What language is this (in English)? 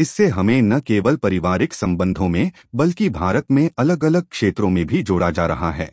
Hindi